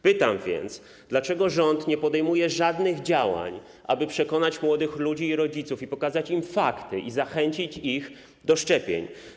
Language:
Polish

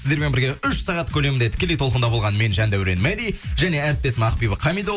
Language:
Kazakh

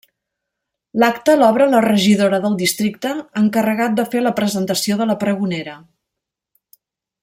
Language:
Catalan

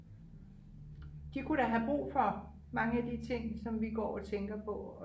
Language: Danish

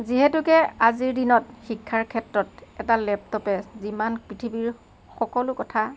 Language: Assamese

